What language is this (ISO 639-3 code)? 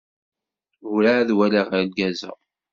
kab